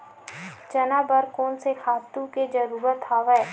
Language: Chhattisgarhi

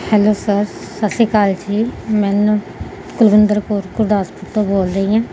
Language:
Punjabi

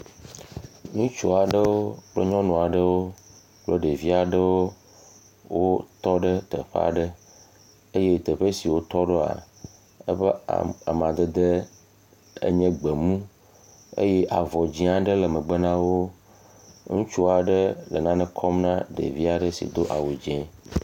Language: Ewe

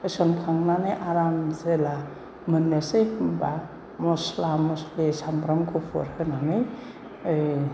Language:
Bodo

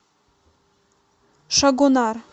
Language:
Russian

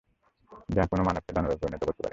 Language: Bangla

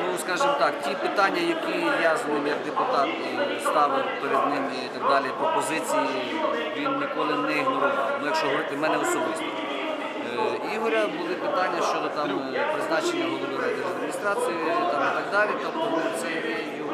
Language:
Ukrainian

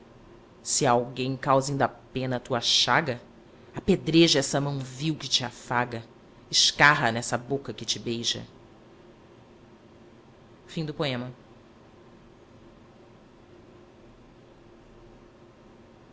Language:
Portuguese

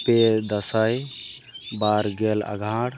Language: Santali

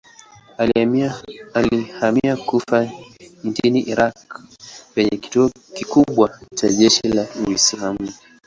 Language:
Swahili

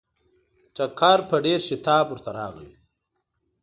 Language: Pashto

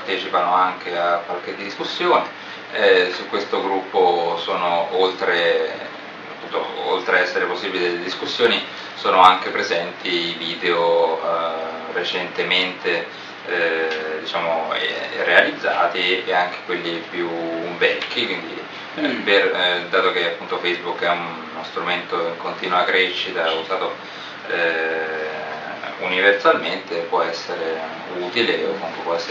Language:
Italian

